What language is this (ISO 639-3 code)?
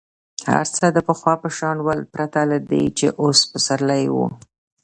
pus